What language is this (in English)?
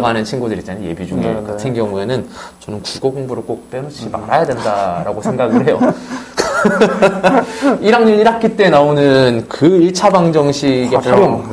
Korean